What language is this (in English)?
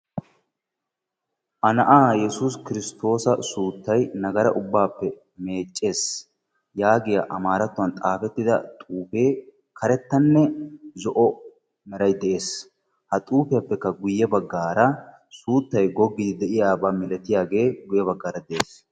Wolaytta